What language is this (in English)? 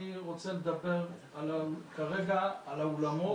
Hebrew